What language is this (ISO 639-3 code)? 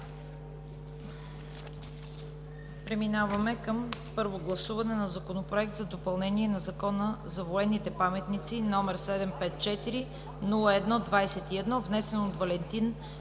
bul